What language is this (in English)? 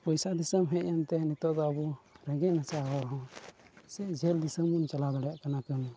Santali